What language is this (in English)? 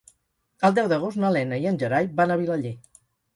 Catalan